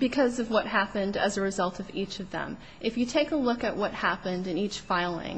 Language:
English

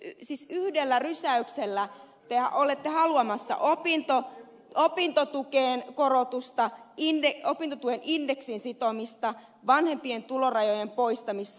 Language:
Finnish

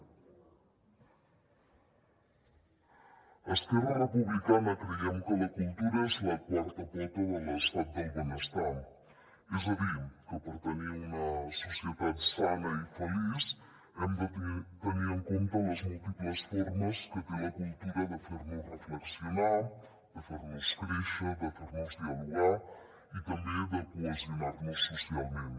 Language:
Catalan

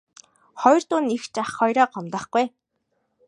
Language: Mongolian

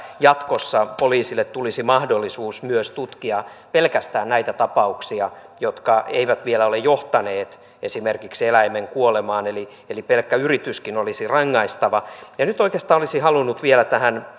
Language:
Finnish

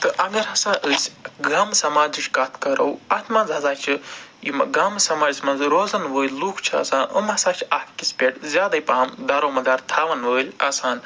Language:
Kashmiri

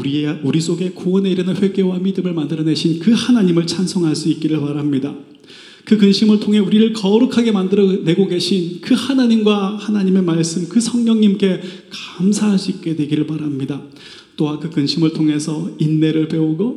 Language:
Korean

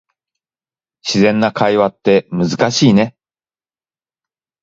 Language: Japanese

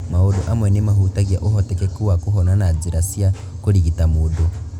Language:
Kikuyu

